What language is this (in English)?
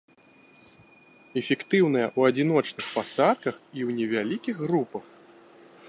Belarusian